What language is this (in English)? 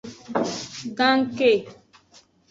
Aja (Benin)